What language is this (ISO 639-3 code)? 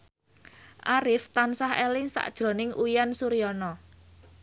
jav